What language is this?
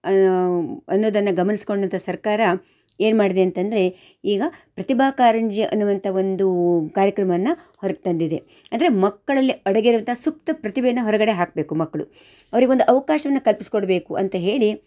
Kannada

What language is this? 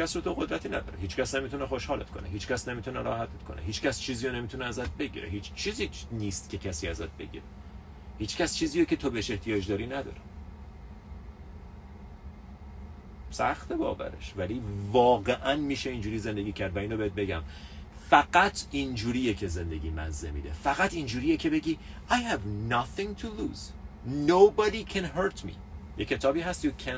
Persian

